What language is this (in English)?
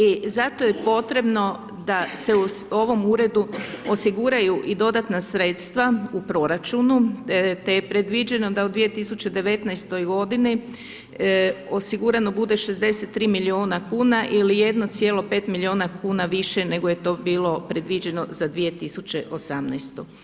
Croatian